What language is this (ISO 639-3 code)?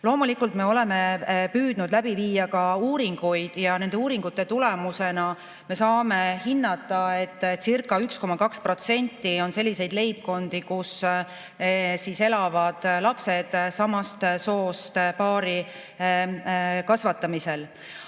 est